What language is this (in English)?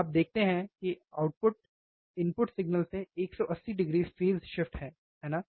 Hindi